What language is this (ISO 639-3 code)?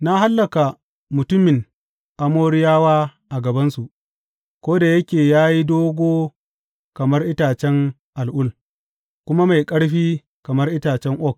hau